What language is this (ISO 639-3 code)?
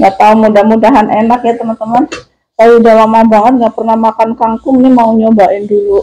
ind